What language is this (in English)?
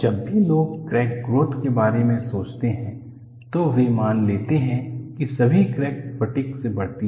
Hindi